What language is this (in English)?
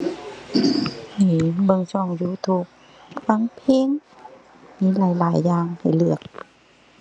Thai